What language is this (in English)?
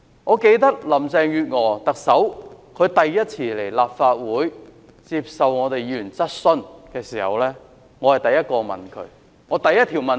Cantonese